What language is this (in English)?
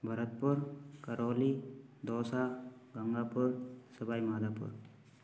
Hindi